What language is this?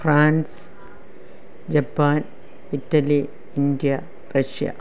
Malayalam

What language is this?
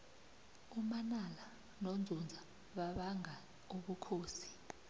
South Ndebele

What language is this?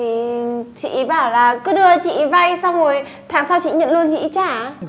Vietnamese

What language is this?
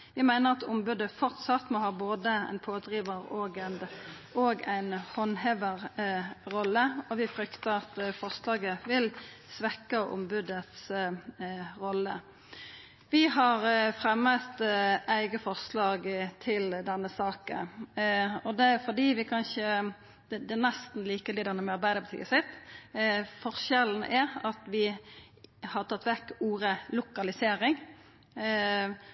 Norwegian Nynorsk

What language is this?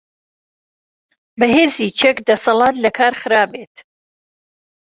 Central Kurdish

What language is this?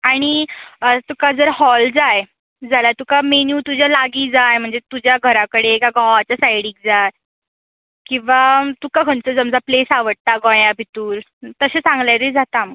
Konkani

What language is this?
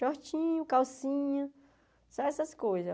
Portuguese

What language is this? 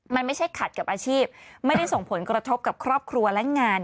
Thai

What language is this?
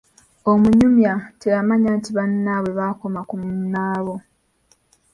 Ganda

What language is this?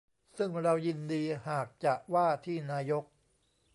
Thai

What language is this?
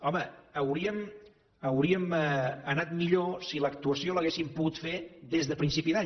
Catalan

